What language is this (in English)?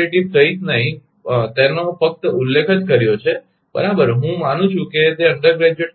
Gujarati